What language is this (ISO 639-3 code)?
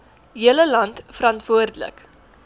afr